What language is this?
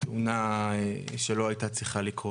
Hebrew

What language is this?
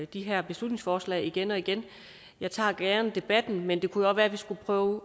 Danish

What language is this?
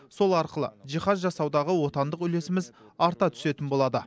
Kazakh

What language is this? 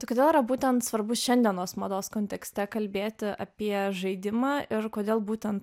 Lithuanian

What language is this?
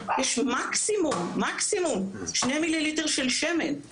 Hebrew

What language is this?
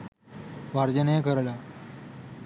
Sinhala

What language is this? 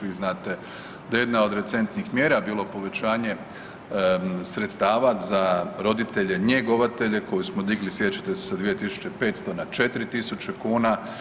Croatian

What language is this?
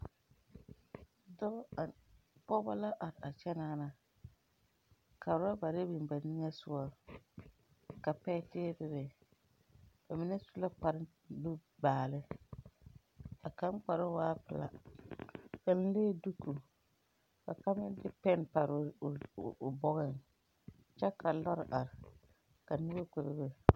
Southern Dagaare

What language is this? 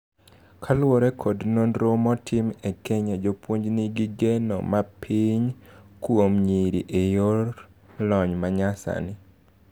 Luo (Kenya and Tanzania)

